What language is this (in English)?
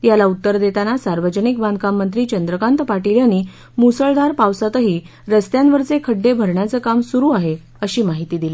Marathi